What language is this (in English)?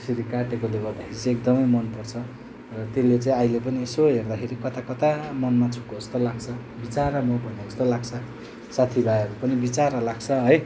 Nepali